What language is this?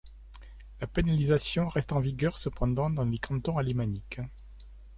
French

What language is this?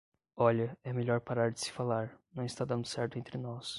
Portuguese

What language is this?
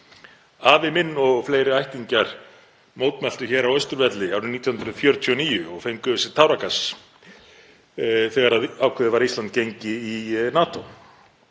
Icelandic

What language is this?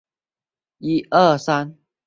Chinese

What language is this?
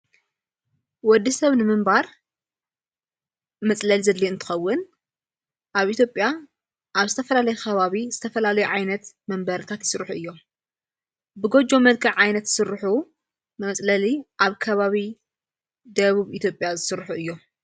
Tigrinya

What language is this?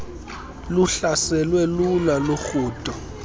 Xhosa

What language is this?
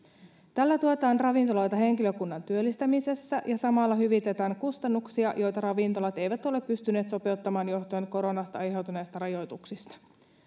Finnish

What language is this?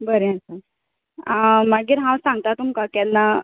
Konkani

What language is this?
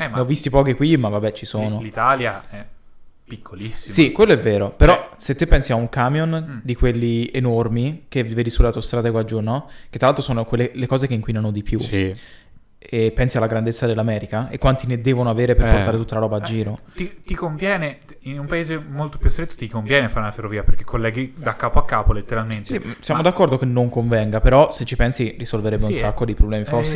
Italian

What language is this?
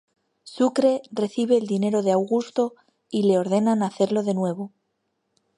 Spanish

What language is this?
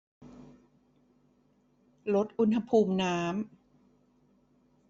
Thai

